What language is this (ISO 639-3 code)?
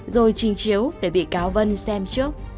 vie